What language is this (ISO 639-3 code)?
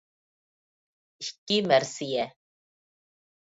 uig